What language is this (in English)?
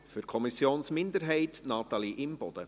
Swiss German